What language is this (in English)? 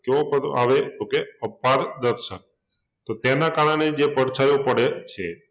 Gujarati